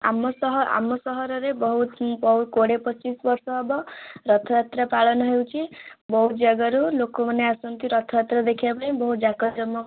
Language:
Odia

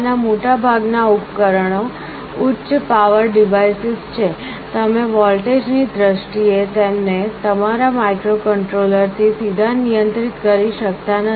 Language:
Gujarati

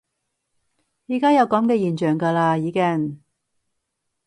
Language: Cantonese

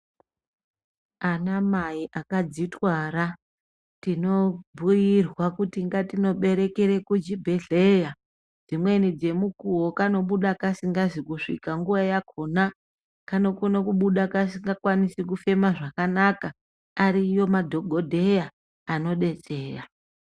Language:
Ndau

